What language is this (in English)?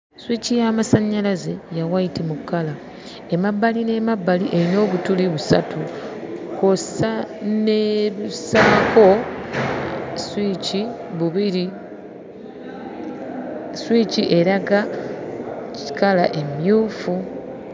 Ganda